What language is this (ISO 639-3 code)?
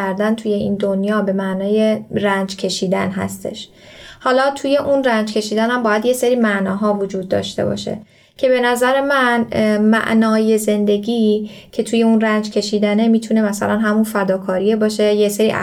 fas